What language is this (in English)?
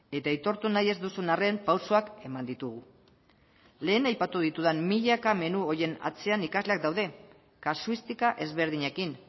Basque